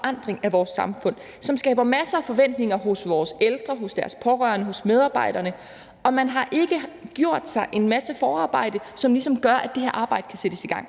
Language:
Danish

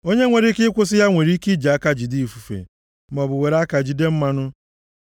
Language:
Igbo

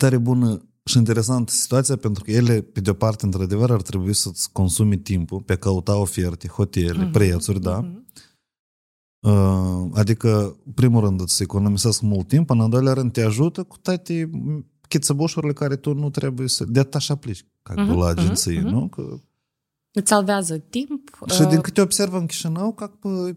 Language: Romanian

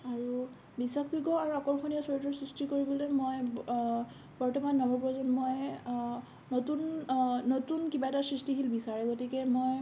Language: Assamese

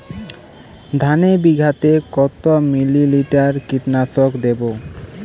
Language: Bangla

